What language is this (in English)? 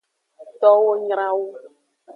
Aja (Benin)